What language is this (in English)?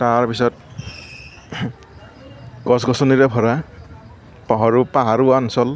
Assamese